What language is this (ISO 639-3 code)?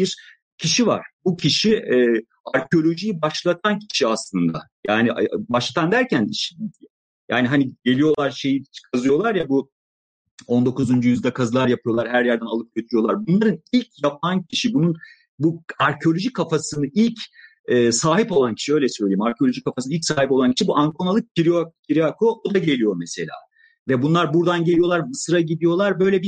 tur